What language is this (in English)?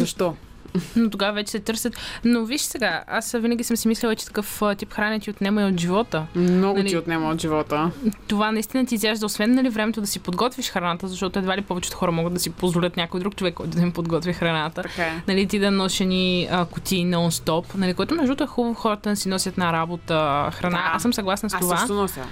Bulgarian